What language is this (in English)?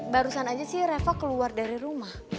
Indonesian